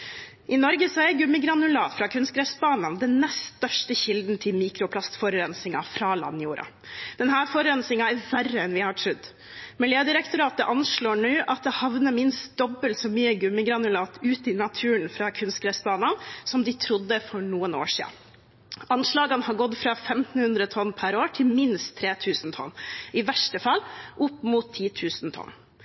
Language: Norwegian Bokmål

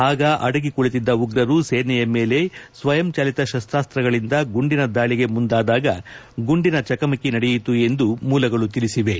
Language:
Kannada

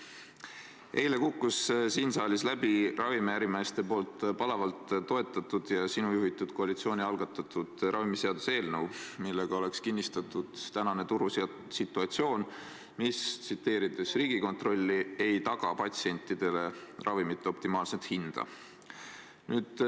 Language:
Estonian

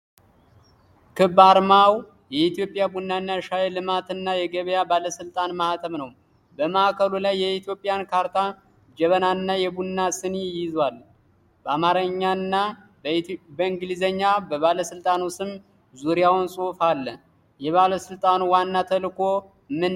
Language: Amharic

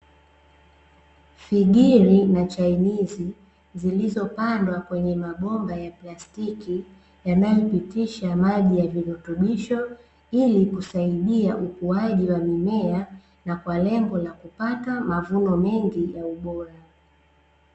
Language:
Swahili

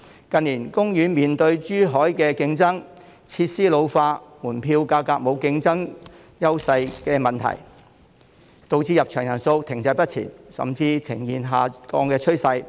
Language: Cantonese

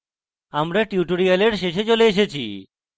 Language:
Bangla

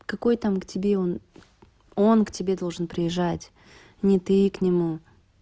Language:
Russian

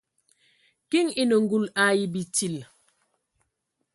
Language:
Ewondo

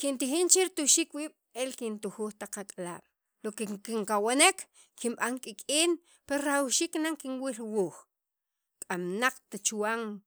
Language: Sacapulteco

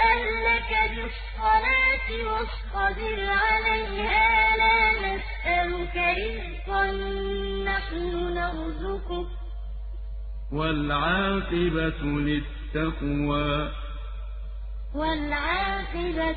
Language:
Arabic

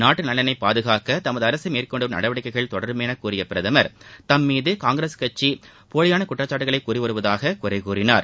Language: Tamil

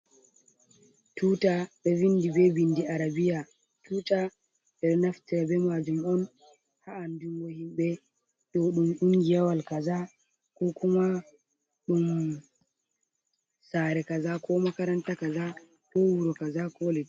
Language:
Fula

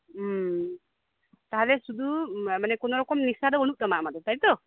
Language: Santali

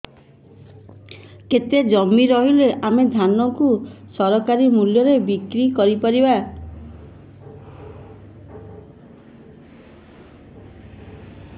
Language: Odia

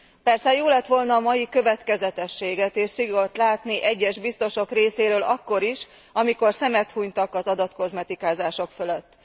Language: Hungarian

